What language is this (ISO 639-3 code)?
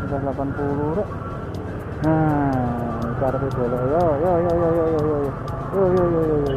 ind